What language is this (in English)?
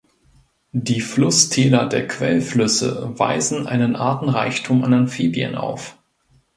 German